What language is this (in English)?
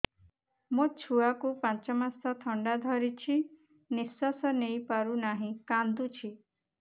Odia